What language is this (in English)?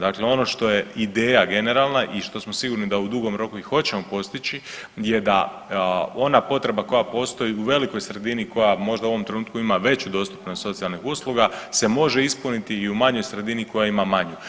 Croatian